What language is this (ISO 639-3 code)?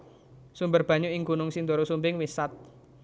jav